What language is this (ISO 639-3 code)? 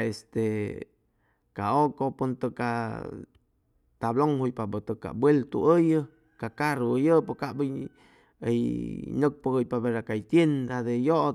zoh